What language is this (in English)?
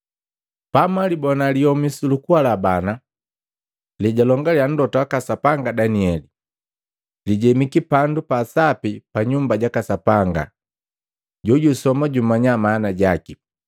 Matengo